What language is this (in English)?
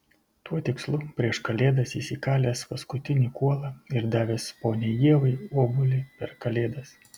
Lithuanian